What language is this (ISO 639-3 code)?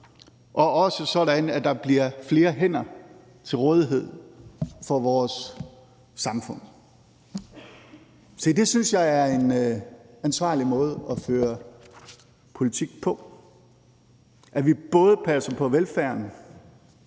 dan